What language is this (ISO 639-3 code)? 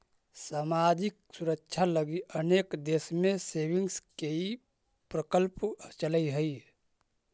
mag